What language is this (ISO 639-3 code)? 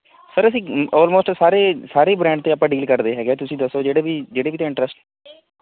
pan